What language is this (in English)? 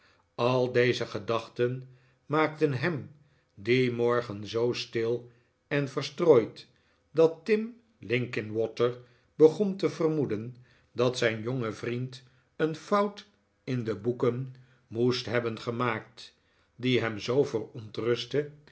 Dutch